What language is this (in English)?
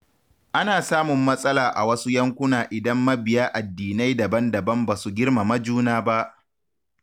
Hausa